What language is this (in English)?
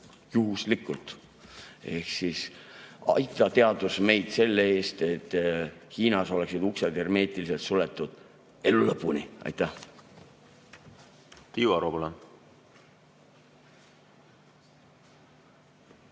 Estonian